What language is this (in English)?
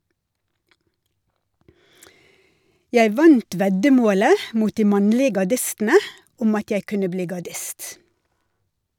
Norwegian